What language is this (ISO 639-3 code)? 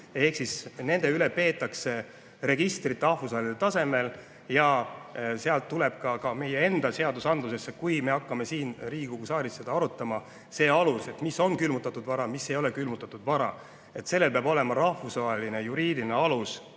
est